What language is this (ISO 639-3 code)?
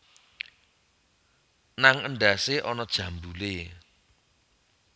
jav